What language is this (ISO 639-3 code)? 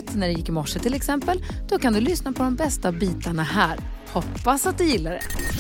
swe